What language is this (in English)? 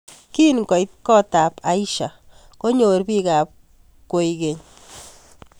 Kalenjin